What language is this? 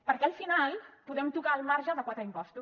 Catalan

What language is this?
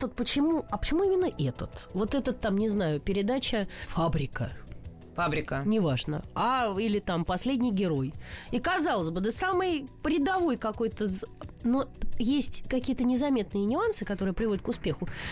Russian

